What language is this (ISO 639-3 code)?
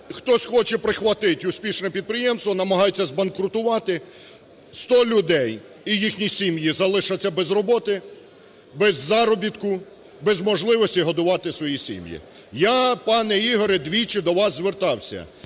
ukr